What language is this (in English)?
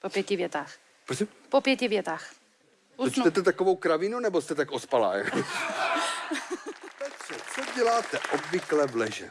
Czech